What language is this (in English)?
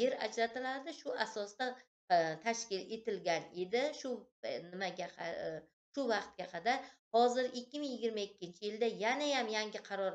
Turkish